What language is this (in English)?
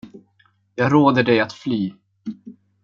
Swedish